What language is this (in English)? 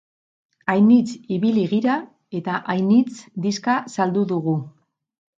Basque